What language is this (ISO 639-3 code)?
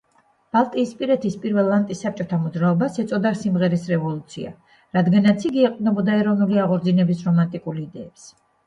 kat